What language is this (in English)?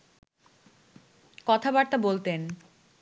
Bangla